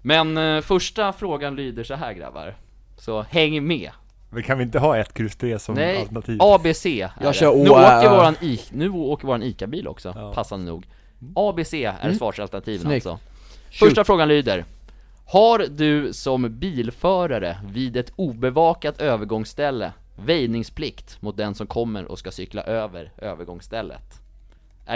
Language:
Swedish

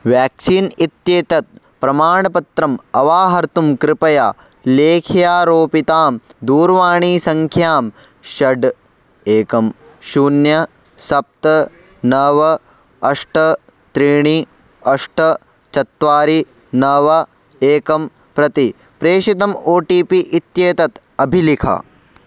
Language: Sanskrit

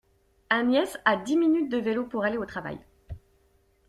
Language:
French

